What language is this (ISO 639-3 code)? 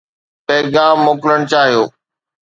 snd